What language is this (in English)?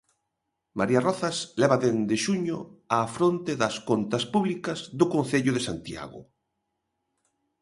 Galician